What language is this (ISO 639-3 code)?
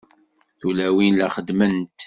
kab